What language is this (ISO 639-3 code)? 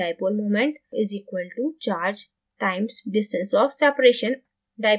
hin